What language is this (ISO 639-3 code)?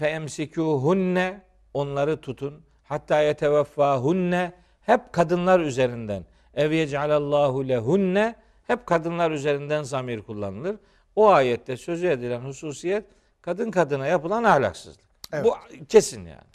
tur